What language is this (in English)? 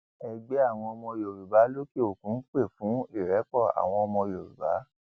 Yoruba